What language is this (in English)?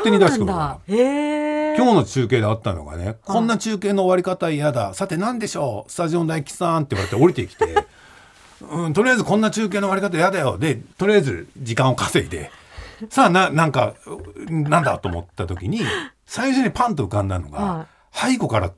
Japanese